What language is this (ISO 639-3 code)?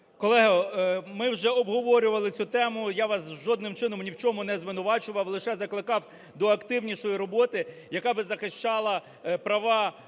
ukr